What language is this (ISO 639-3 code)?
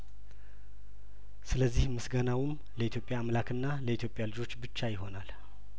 amh